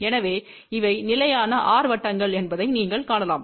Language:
Tamil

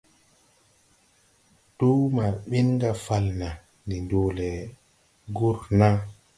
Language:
Tupuri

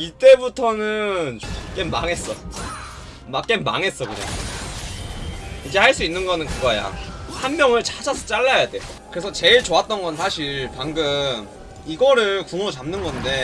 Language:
Korean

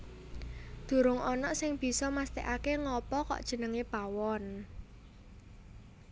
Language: Javanese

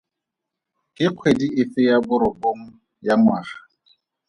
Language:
Tswana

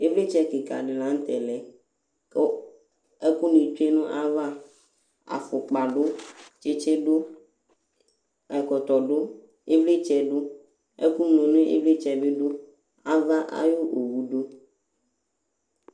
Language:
Ikposo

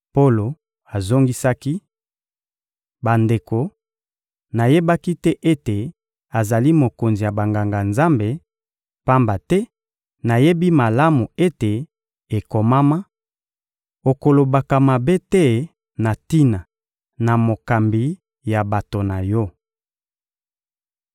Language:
Lingala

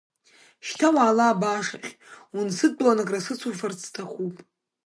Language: Abkhazian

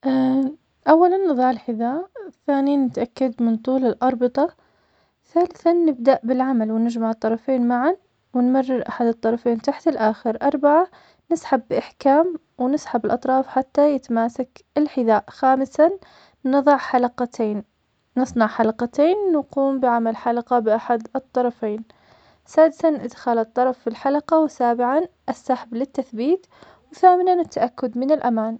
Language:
Omani Arabic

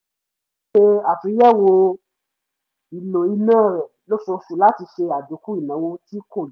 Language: Yoruba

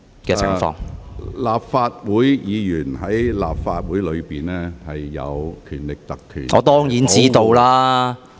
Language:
Cantonese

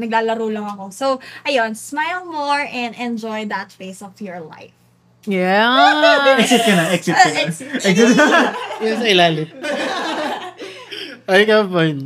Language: Filipino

